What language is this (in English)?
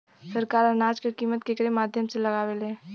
Bhojpuri